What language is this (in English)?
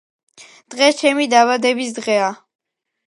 Georgian